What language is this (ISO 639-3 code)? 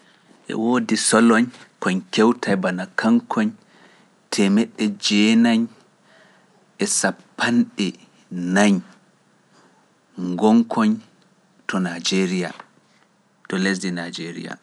fuf